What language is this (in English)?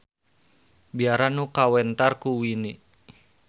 Sundanese